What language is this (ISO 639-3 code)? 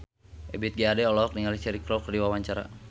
sun